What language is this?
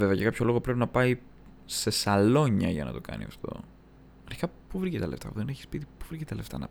Greek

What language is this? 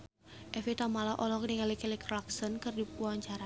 Sundanese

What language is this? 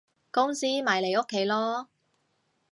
Cantonese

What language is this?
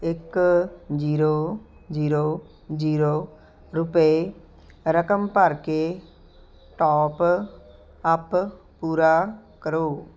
Punjabi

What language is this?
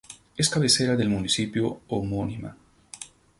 Spanish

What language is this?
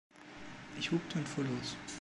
German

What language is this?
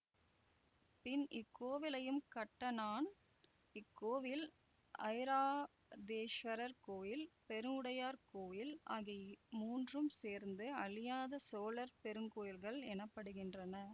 Tamil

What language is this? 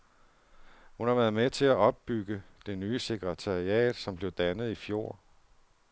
Danish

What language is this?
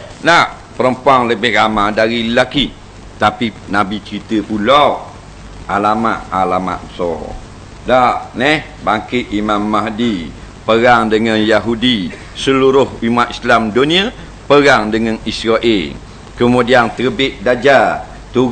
Malay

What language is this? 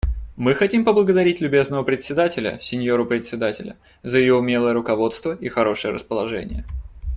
Russian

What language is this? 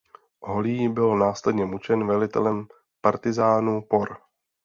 Czech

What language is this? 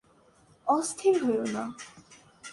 Bangla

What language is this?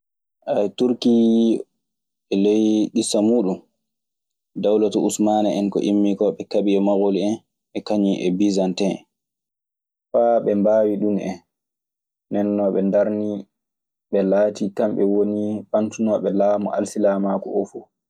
Maasina Fulfulde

